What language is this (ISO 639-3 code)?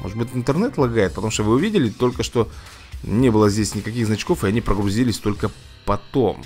rus